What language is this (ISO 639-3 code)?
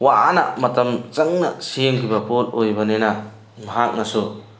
mni